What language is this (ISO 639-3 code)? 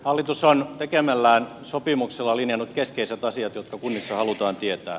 fin